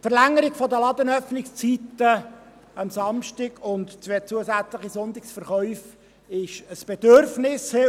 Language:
Swiss German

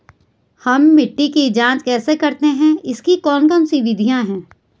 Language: Hindi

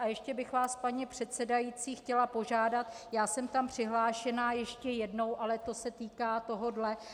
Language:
Czech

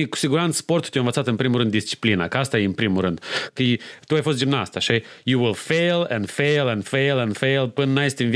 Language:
Romanian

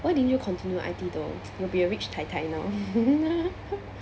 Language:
English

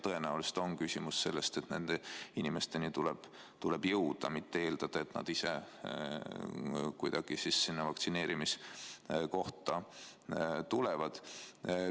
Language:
Estonian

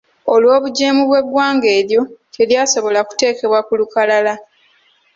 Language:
Ganda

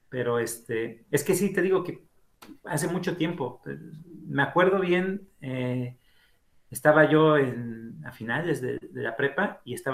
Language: Spanish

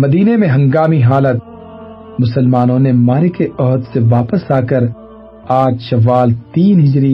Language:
Urdu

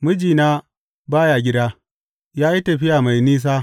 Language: Hausa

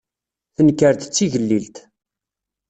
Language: Kabyle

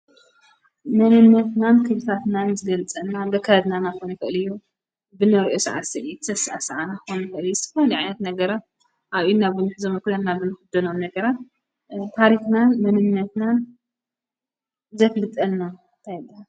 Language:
Tigrinya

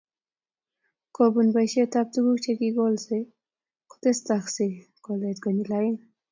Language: Kalenjin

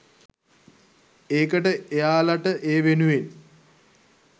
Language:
Sinhala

